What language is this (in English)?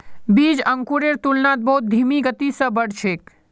Magahi